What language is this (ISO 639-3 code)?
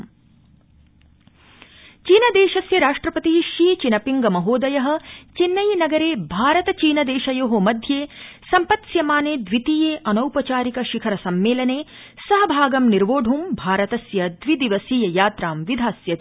san